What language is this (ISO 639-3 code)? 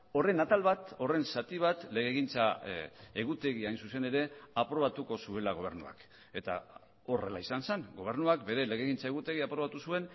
eus